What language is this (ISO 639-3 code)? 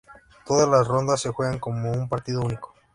spa